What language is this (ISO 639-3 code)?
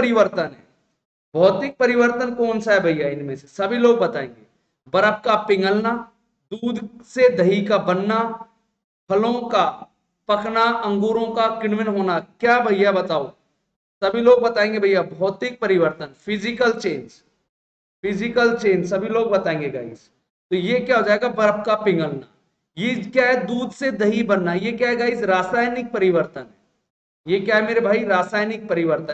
hin